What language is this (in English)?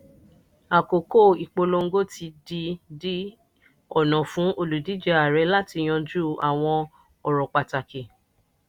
Yoruba